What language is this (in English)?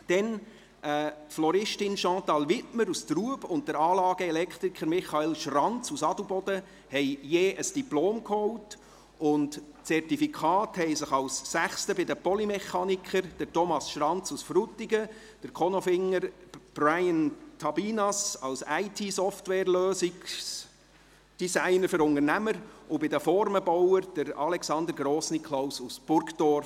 Swiss German